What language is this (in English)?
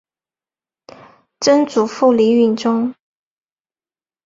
Chinese